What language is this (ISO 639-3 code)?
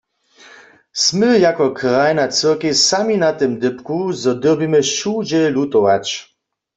hsb